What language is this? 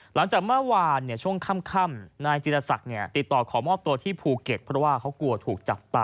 Thai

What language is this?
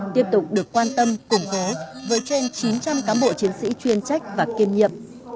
Vietnamese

